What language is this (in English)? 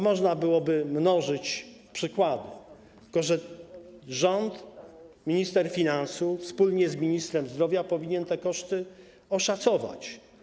Polish